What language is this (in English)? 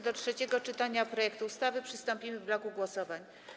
Polish